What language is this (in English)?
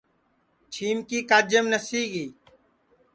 Sansi